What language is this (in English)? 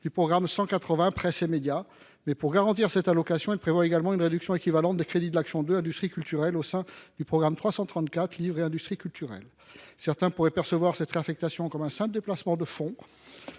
French